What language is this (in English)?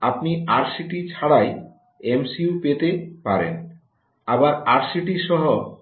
Bangla